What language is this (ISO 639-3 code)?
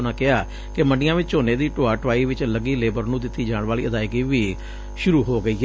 pan